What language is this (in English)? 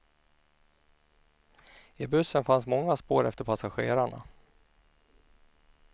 Swedish